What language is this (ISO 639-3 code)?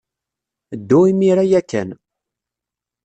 kab